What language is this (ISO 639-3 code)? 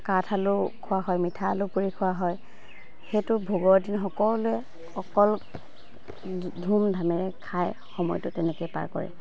asm